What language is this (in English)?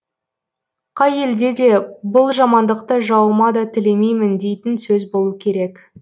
Kazakh